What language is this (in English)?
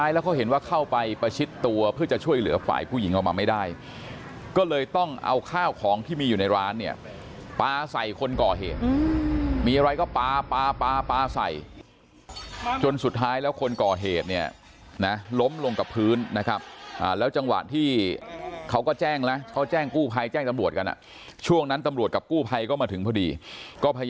Thai